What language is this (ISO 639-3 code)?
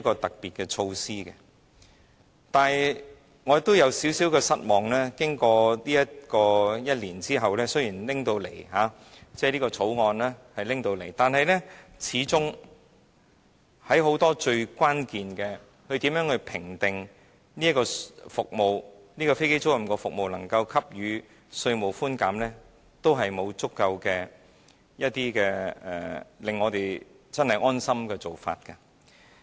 yue